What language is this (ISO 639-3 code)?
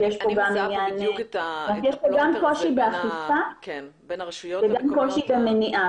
heb